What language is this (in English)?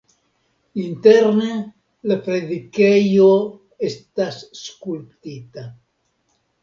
Esperanto